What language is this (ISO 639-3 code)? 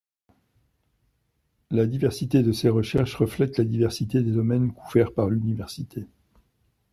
fra